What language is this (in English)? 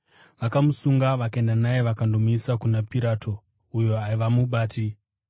Shona